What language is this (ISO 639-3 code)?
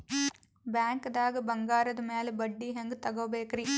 kan